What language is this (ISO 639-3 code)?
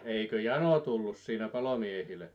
fin